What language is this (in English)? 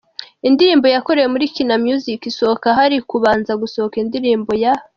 Kinyarwanda